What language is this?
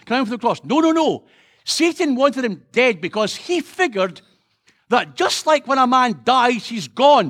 English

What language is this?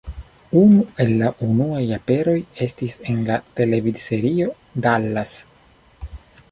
Esperanto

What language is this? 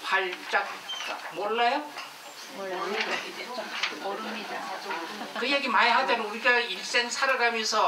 Korean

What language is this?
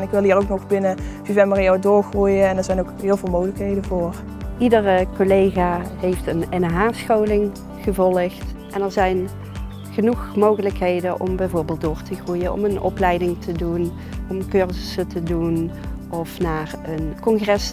Dutch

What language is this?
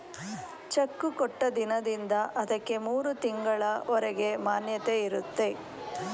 Kannada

